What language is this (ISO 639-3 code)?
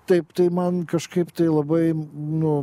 lit